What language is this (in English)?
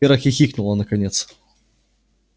Russian